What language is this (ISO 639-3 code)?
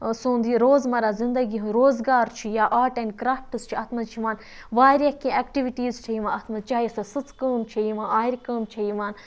kas